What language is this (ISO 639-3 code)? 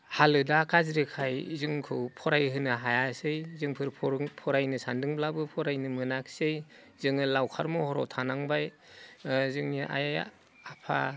brx